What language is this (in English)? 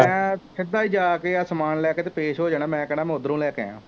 Punjabi